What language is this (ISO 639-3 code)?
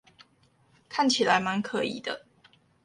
zho